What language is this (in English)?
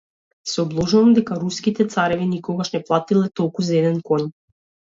Macedonian